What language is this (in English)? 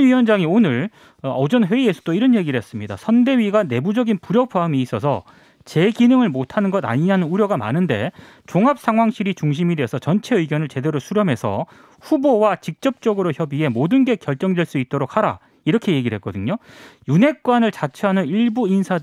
Korean